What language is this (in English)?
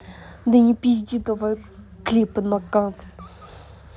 Russian